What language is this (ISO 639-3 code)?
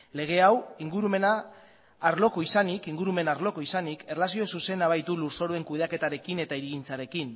eus